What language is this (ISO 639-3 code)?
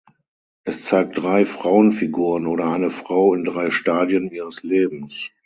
deu